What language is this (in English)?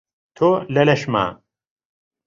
Central Kurdish